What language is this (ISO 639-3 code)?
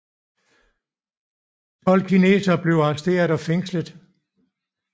dan